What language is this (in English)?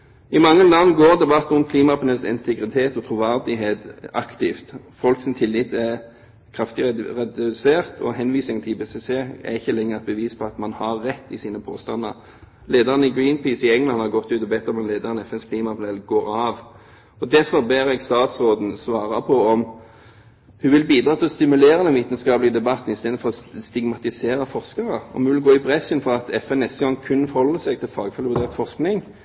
Norwegian Bokmål